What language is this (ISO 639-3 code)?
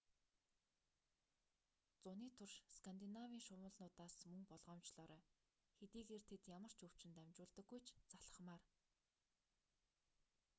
mon